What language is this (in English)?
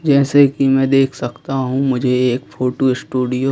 Hindi